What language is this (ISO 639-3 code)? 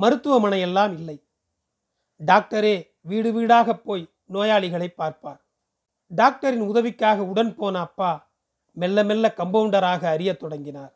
tam